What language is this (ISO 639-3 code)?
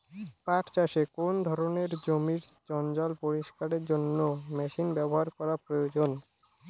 ben